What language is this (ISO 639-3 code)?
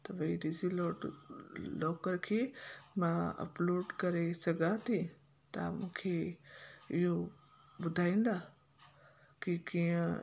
snd